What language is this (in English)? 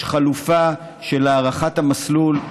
Hebrew